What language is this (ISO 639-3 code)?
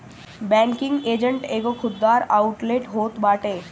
bho